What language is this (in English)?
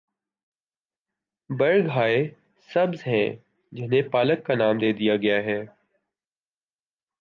Urdu